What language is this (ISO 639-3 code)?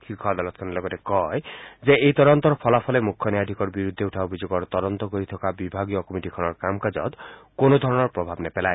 asm